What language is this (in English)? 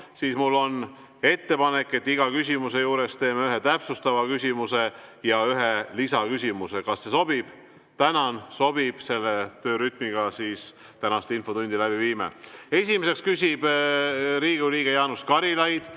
Estonian